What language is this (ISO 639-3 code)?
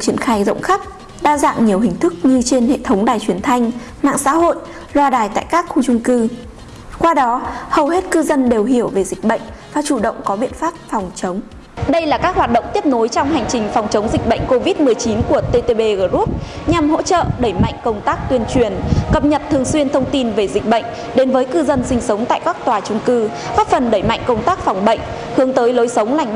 vie